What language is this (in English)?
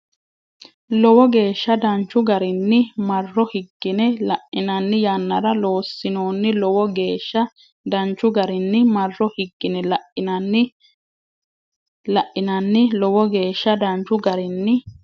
Sidamo